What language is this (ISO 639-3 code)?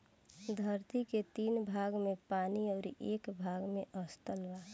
bho